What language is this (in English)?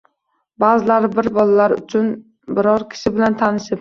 Uzbek